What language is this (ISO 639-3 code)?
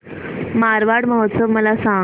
mar